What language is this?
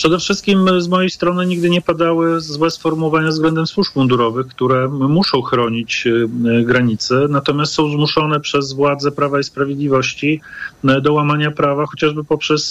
Polish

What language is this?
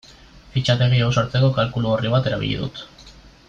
Basque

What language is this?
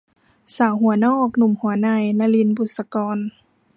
Thai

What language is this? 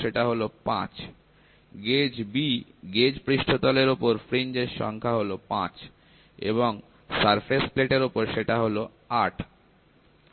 Bangla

